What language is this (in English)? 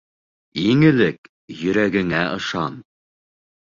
Bashkir